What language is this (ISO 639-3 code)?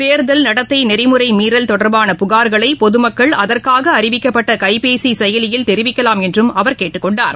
tam